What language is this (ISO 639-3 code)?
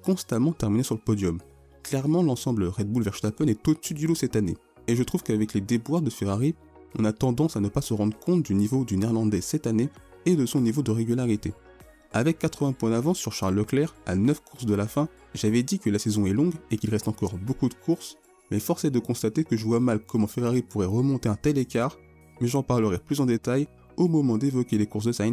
fra